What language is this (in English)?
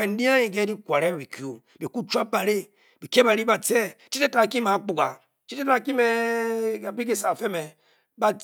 Bokyi